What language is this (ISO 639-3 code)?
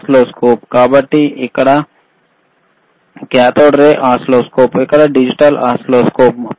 tel